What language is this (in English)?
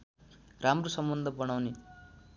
Nepali